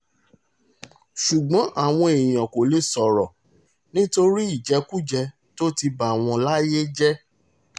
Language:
Yoruba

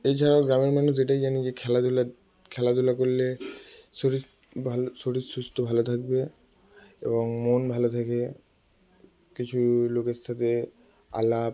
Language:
Bangla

